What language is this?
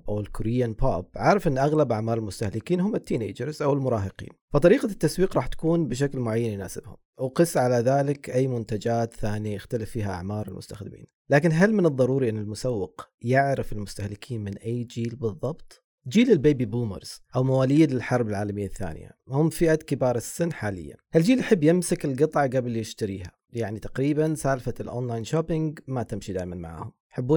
Arabic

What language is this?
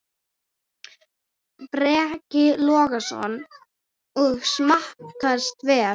Icelandic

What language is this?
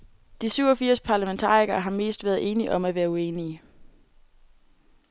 Danish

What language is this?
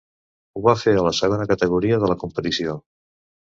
Catalan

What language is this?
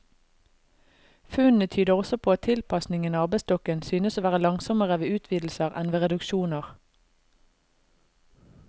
Norwegian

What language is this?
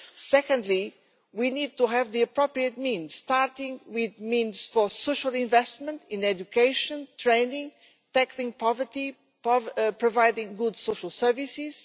English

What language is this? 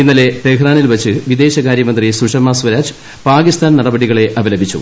Malayalam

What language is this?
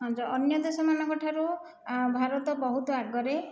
Odia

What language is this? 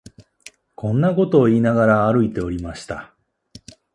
Japanese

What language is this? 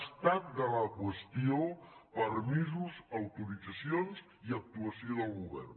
Catalan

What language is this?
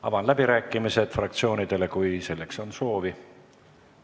Estonian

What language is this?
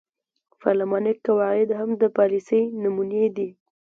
Pashto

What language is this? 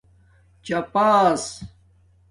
Domaaki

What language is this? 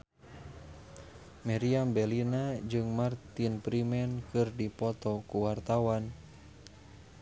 Sundanese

